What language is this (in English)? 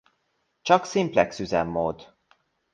Hungarian